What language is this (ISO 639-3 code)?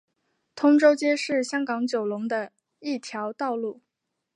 zho